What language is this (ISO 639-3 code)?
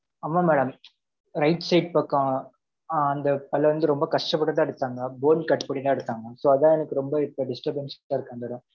tam